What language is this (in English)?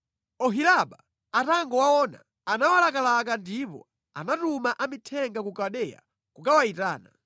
Nyanja